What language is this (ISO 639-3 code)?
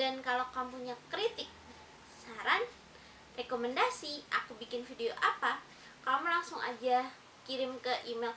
ind